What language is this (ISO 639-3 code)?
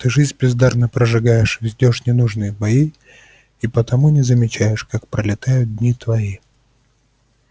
rus